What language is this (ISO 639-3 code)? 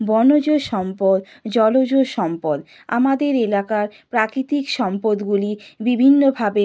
ben